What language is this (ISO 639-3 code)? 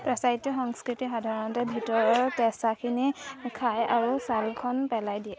asm